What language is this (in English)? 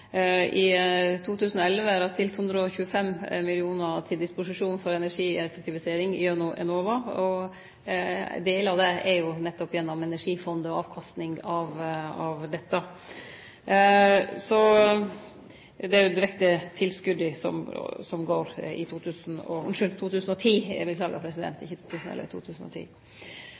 Norwegian Nynorsk